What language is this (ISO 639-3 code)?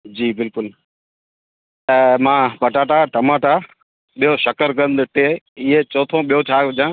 snd